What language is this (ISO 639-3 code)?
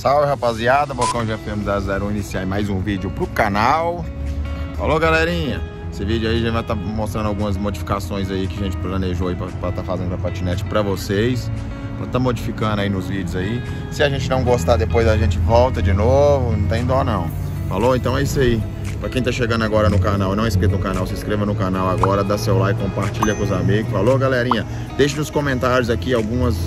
por